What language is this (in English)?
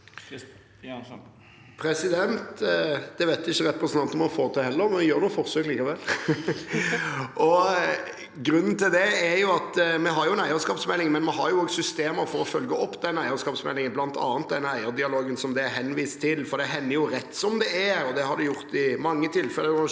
Norwegian